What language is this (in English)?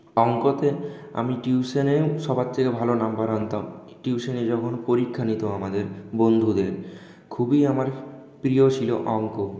Bangla